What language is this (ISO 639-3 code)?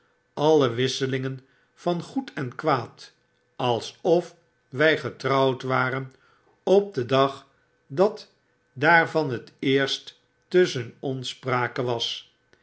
nld